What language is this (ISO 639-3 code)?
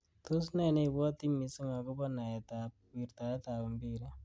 kln